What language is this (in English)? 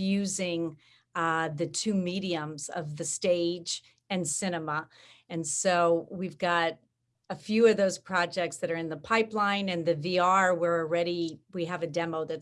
English